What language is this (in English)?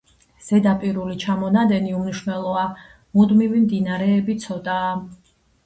Georgian